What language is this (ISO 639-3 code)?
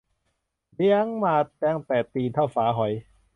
tha